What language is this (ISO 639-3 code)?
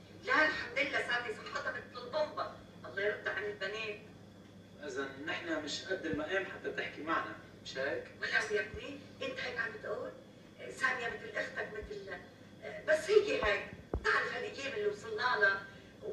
ara